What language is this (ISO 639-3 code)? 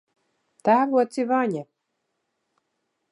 lav